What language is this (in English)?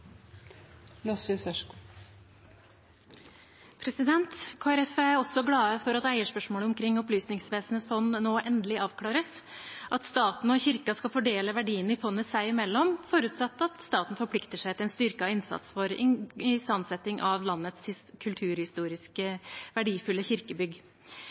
Norwegian Bokmål